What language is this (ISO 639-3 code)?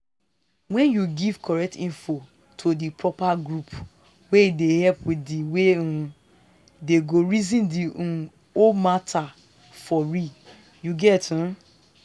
pcm